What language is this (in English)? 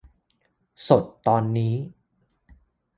Thai